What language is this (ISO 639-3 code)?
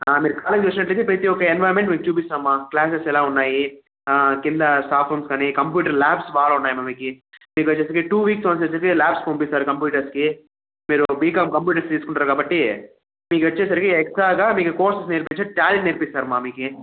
tel